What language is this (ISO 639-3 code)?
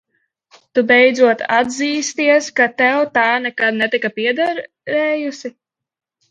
lav